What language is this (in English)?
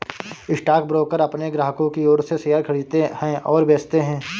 Hindi